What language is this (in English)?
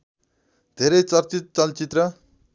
Nepali